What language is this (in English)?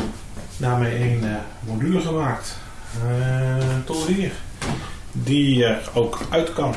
Dutch